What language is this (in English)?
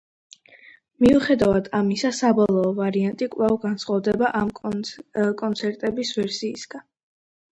Georgian